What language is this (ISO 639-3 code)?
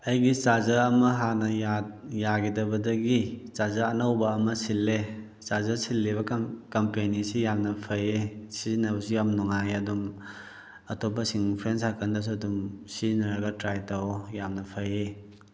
mni